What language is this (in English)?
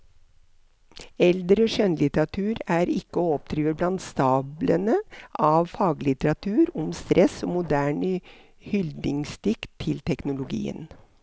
Norwegian